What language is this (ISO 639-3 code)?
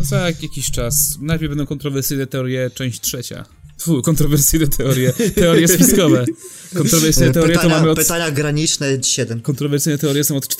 pol